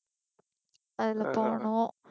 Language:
Tamil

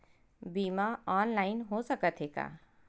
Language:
Chhattisgarhi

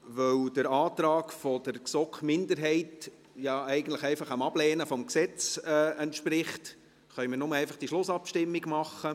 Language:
Swiss German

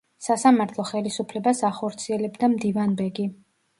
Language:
Georgian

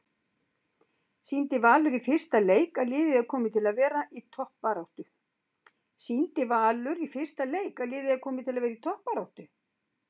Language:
Icelandic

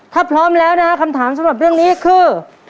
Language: Thai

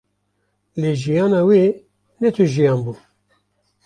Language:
Kurdish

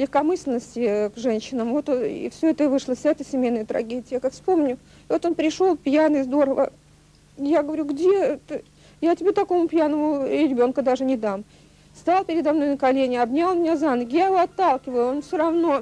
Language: Russian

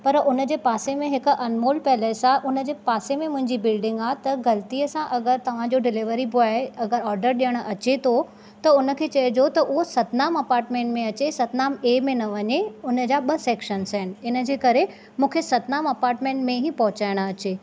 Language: Sindhi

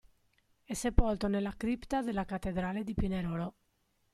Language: Italian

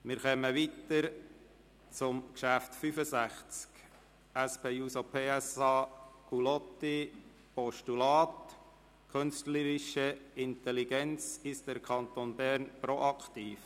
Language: Swiss German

